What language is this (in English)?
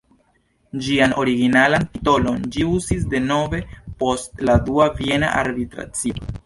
Esperanto